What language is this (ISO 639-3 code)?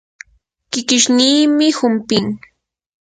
qur